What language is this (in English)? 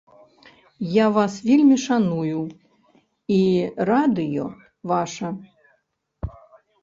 Belarusian